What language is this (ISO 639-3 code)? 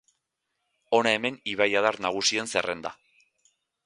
eus